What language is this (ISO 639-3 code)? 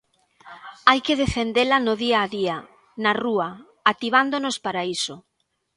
glg